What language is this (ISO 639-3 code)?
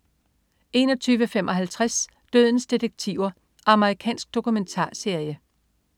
dan